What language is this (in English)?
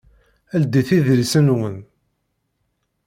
Kabyle